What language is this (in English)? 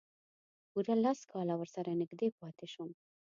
Pashto